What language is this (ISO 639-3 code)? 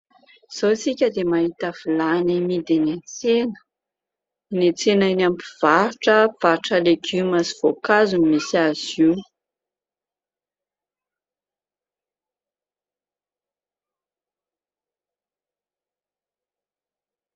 mlg